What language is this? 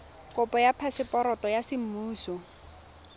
Tswana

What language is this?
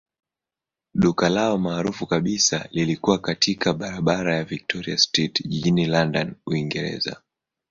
Swahili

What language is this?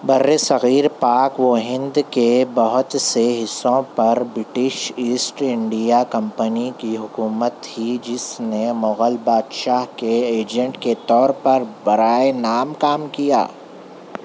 Urdu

